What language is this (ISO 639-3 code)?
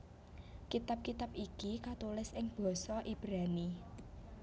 jav